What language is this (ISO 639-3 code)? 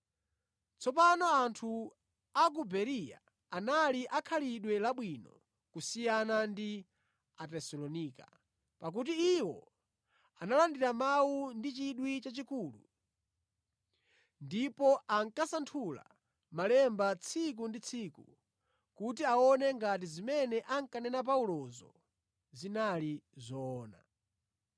nya